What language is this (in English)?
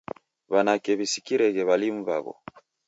Taita